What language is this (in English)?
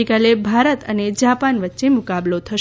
Gujarati